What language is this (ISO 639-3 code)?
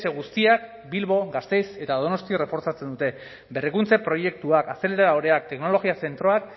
eus